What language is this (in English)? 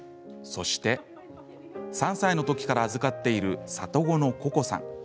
Japanese